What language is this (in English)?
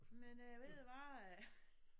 Danish